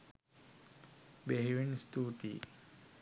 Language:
Sinhala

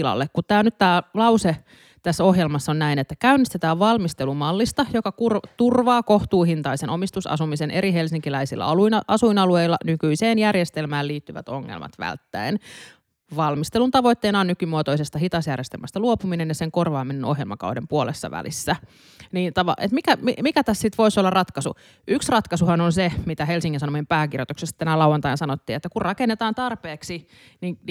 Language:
Finnish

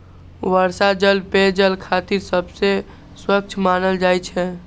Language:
Maithili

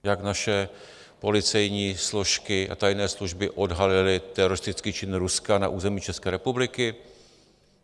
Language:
Czech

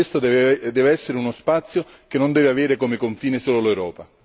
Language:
Italian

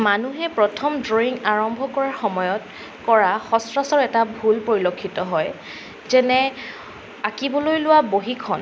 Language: Assamese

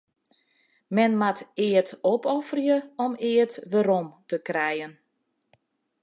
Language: Western Frisian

